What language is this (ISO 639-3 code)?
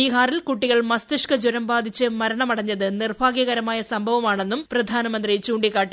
mal